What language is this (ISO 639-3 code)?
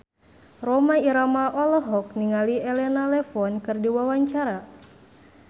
sun